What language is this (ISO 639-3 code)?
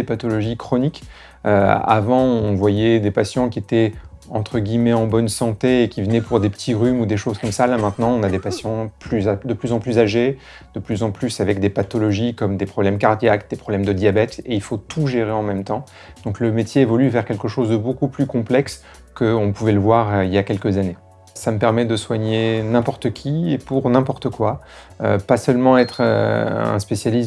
fra